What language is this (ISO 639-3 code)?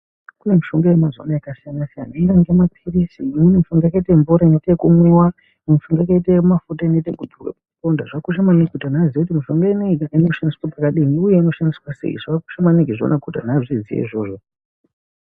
ndc